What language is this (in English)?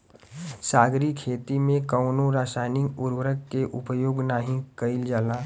Bhojpuri